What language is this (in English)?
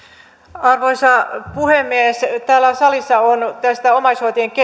Finnish